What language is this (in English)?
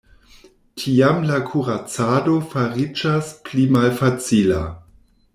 Esperanto